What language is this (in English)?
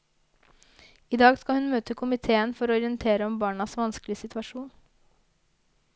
Norwegian